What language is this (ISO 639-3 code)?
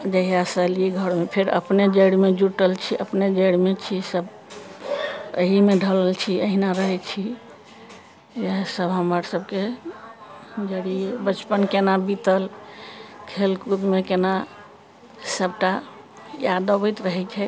mai